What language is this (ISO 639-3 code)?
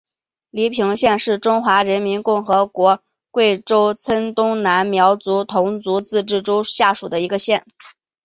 zho